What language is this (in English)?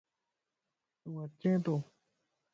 Lasi